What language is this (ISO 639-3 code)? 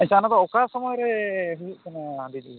sat